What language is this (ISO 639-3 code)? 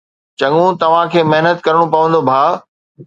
snd